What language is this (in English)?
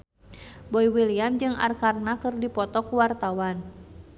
Sundanese